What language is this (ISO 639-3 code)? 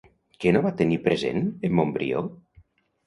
cat